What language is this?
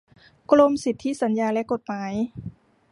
Thai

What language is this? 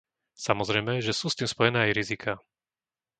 Slovak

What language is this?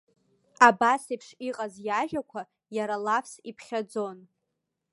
Abkhazian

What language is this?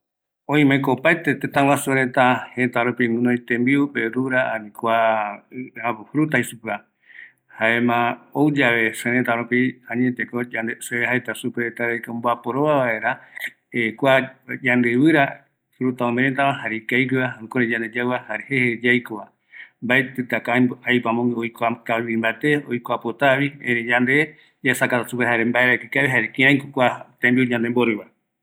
Eastern Bolivian Guaraní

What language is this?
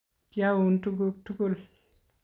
Kalenjin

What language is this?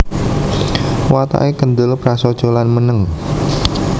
Javanese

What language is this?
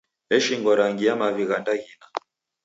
Taita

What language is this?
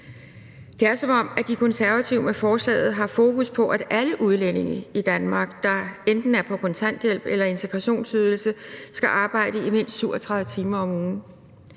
Danish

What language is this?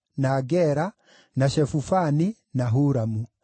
Kikuyu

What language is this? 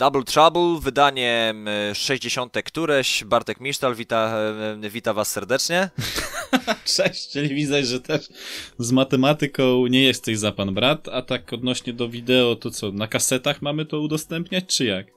Polish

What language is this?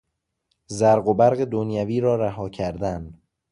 Persian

